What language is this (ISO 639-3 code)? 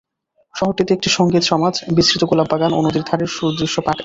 ben